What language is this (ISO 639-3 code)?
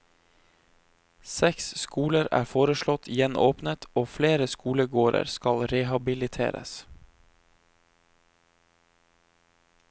nor